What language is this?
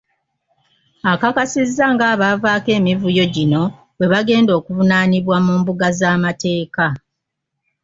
Ganda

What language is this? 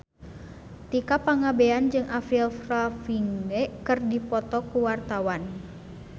Sundanese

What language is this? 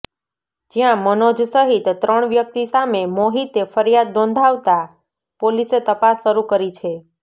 Gujarati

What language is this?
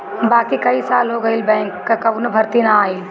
Bhojpuri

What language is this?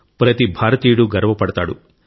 Telugu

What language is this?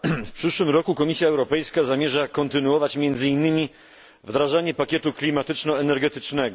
Polish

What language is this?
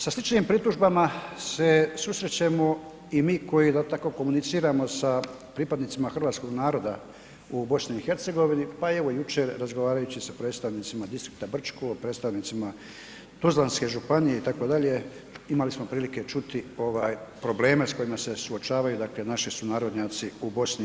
Croatian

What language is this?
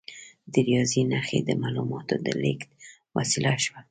Pashto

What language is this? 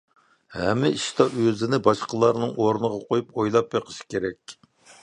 Uyghur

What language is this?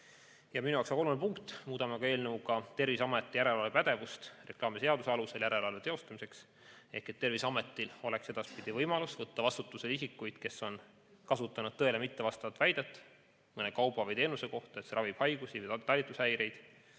Estonian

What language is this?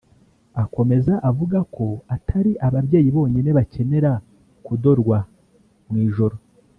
Kinyarwanda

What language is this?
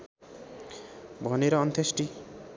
Nepali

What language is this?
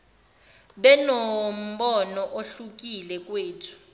Zulu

